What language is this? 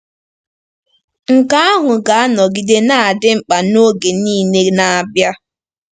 Igbo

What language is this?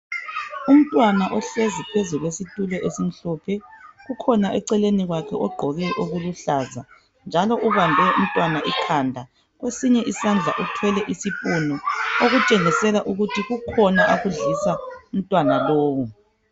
North Ndebele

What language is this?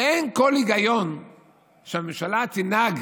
Hebrew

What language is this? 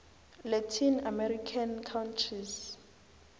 South Ndebele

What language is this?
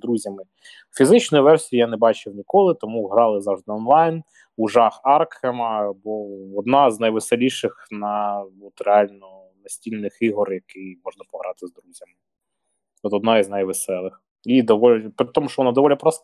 Ukrainian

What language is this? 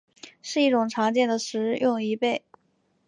Chinese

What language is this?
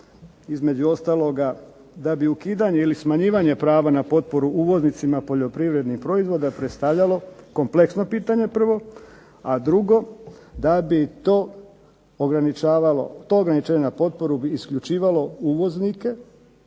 Croatian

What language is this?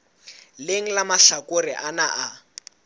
Southern Sotho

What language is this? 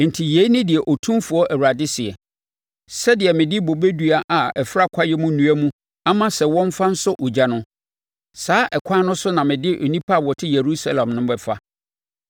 Akan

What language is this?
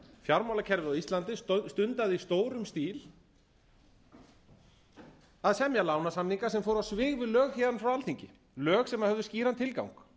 Icelandic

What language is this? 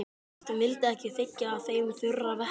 Icelandic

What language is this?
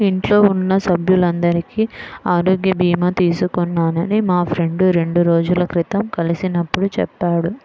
Telugu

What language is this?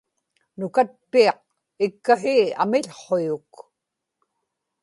Inupiaq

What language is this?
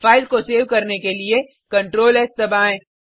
Hindi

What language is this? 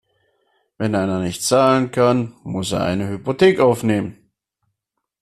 German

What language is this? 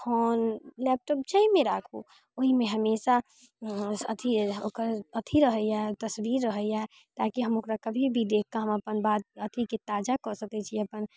Maithili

